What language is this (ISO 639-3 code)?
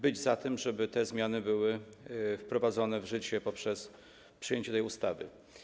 pol